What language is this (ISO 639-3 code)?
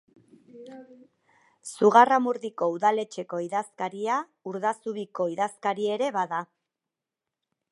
eus